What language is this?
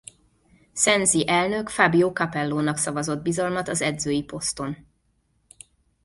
Hungarian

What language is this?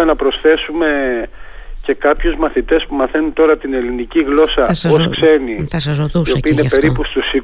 Greek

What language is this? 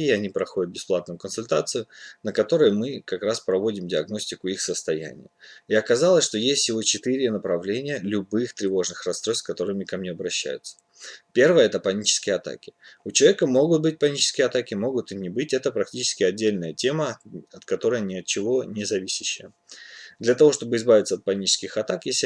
Russian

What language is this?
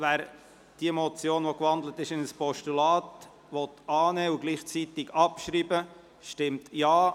Swiss German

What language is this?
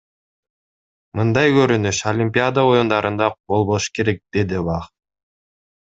Kyrgyz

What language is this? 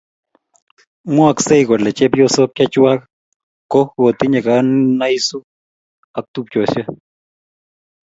Kalenjin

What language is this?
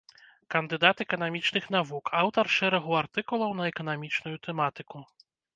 Belarusian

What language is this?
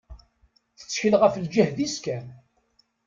Kabyle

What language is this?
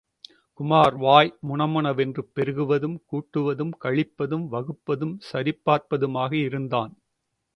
Tamil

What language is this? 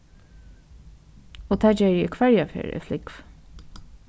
Faroese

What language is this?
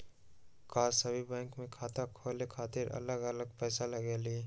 Magahi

